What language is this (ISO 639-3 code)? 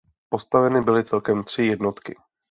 ces